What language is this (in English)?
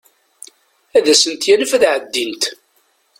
Kabyle